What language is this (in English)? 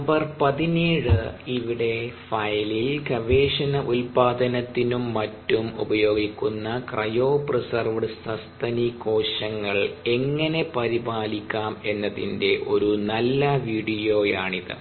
Malayalam